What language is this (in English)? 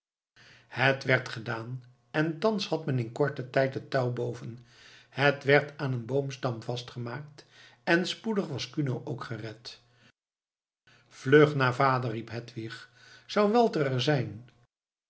Dutch